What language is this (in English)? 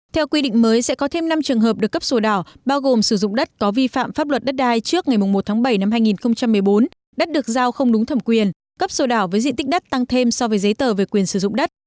Vietnamese